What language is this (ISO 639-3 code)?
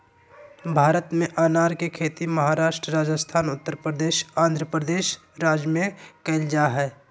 mag